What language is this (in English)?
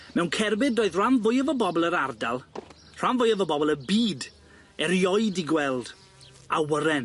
Welsh